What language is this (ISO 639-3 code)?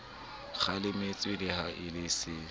sot